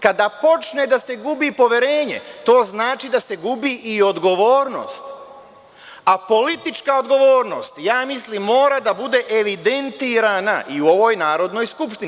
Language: Serbian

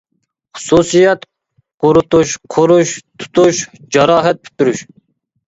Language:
Uyghur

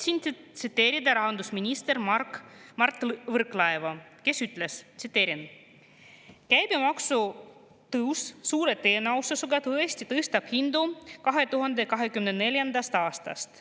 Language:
Estonian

